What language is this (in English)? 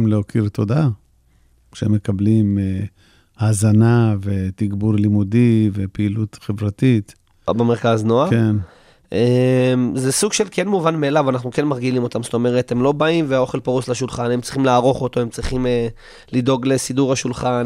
Hebrew